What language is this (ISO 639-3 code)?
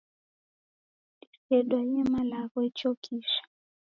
dav